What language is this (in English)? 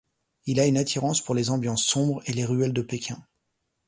French